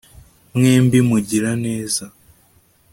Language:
Kinyarwanda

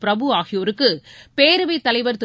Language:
Tamil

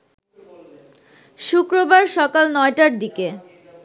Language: Bangla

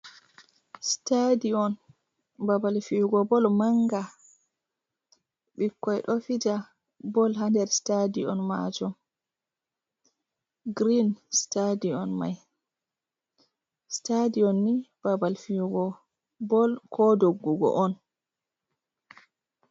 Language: Fula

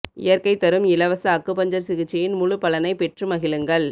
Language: Tamil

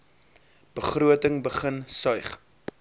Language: Afrikaans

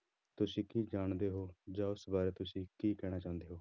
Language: Punjabi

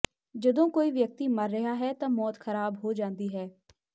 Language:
Punjabi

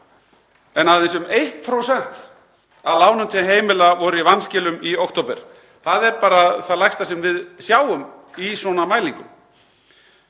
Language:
Icelandic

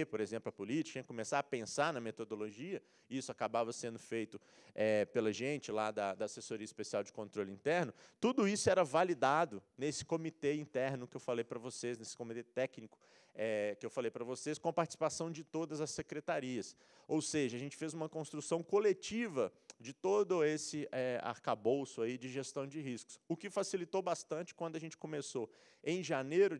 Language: Portuguese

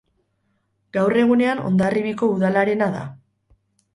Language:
Basque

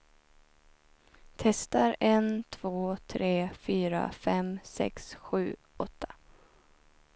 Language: Swedish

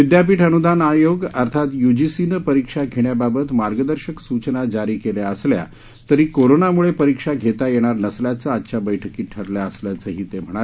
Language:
Marathi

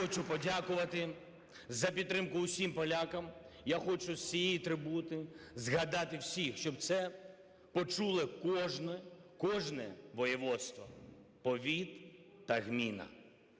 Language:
Ukrainian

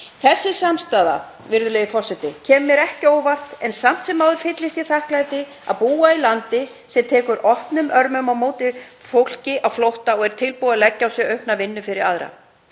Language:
Icelandic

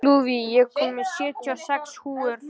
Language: Icelandic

